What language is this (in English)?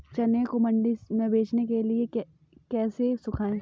Hindi